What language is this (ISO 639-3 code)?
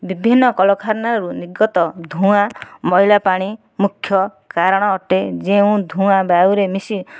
ori